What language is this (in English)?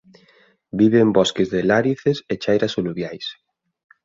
Galician